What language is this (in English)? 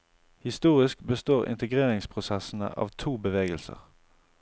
Norwegian